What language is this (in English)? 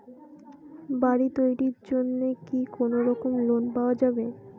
Bangla